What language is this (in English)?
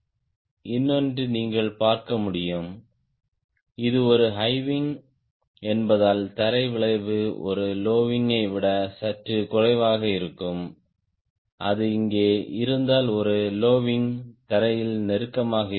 Tamil